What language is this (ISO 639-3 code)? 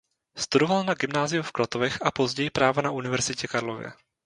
ces